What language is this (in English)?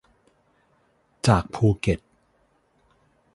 Thai